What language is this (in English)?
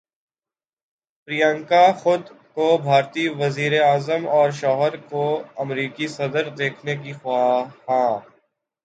Urdu